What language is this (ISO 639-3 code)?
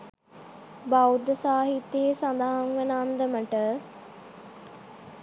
sin